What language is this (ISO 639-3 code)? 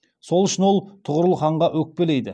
kaz